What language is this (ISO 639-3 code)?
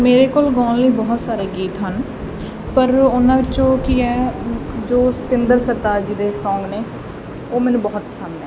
pan